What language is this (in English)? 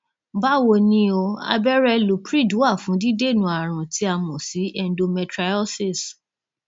Yoruba